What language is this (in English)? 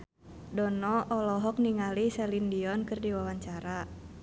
Sundanese